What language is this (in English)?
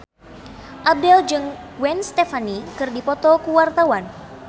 Sundanese